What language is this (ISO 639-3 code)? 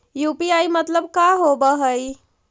mag